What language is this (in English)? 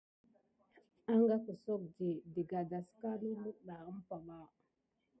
Gidar